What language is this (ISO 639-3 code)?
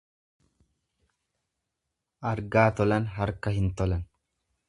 orm